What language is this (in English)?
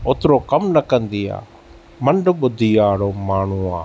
Sindhi